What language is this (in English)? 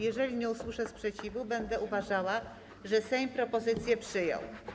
Polish